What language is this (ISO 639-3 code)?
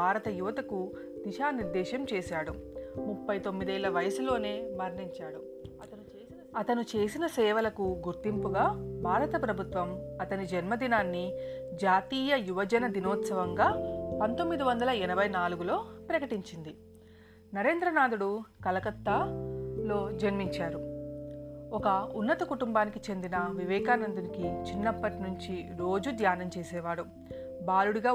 tel